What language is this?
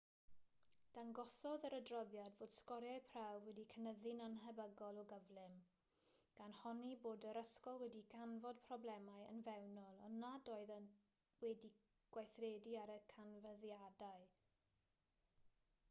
Welsh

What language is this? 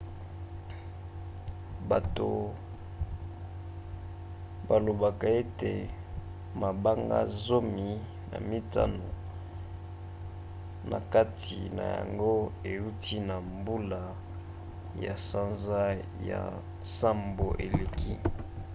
Lingala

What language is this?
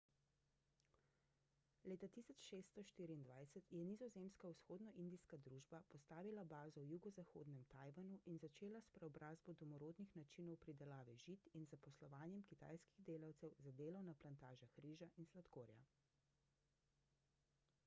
Slovenian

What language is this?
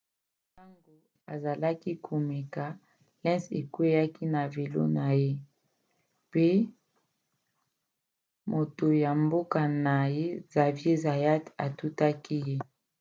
Lingala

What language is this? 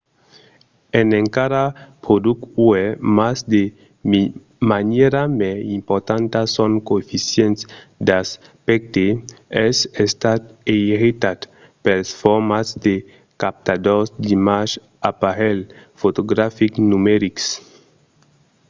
Occitan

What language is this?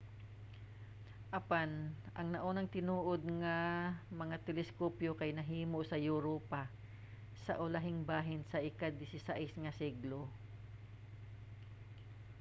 Cebuano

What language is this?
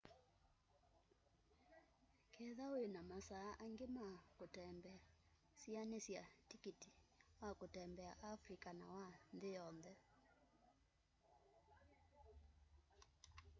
Kamba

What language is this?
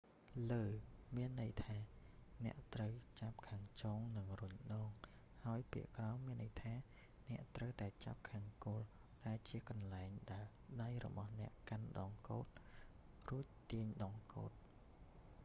Khmer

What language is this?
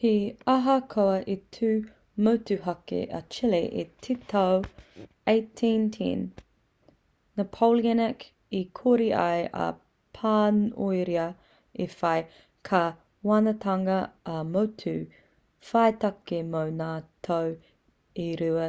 Māori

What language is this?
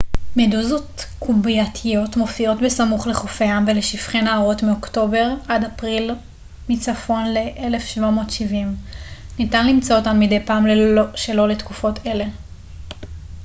Hebrew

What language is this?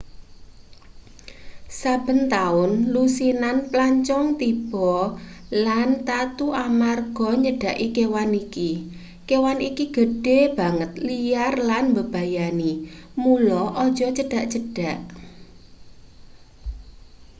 Javanese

